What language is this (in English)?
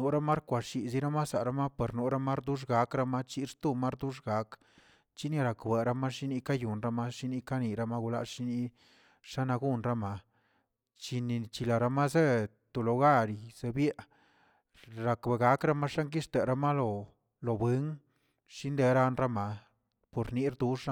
Tilquiapan Zapotec